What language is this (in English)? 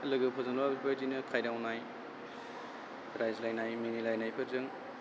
Bodo